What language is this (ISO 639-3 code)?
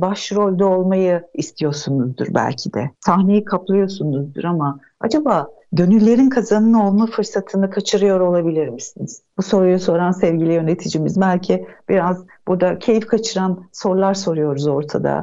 tur